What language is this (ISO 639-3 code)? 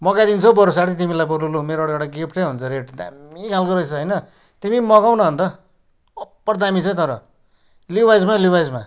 nep